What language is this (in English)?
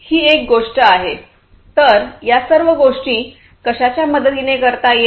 Marathi